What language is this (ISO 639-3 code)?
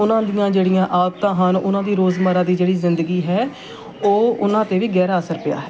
pan